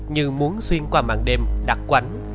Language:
Vietnamese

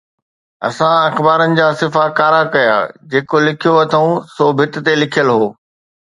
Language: Sindhi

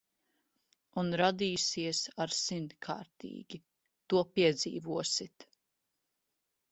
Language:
Latvian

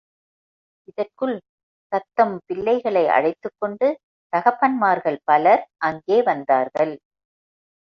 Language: Tamil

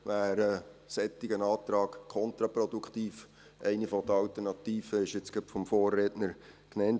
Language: Swiss German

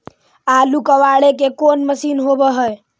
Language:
Magahi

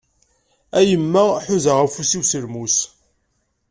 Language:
Kabyle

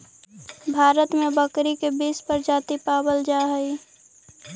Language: Magahi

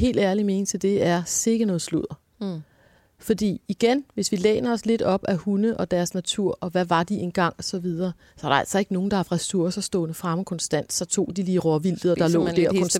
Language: Danish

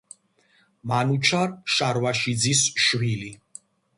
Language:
Georgian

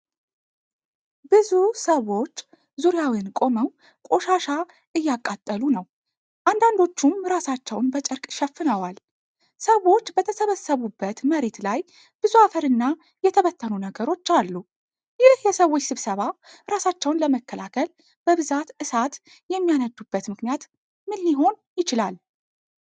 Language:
Amharic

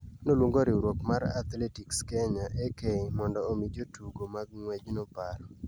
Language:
Luo (Kenya and Tanzania)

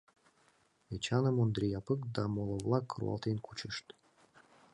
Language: Mari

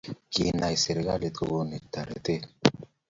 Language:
Kalenjin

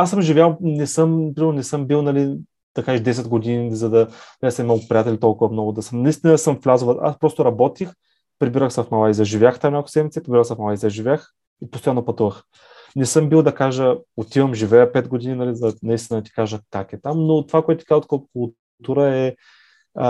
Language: Bulgarian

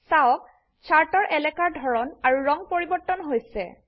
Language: Assamese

